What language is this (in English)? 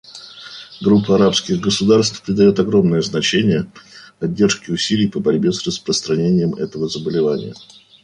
Russian